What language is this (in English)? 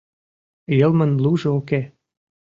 Mari